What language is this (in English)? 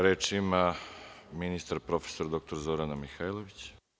Serbian